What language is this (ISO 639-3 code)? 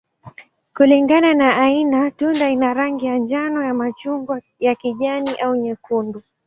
swa